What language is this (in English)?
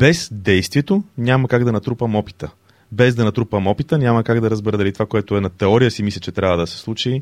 Bulgarian